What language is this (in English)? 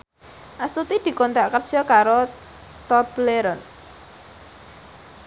Javanese